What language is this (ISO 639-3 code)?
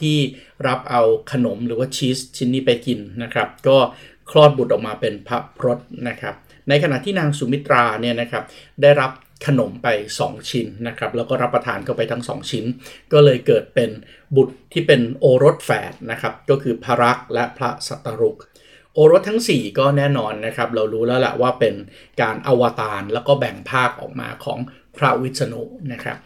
tha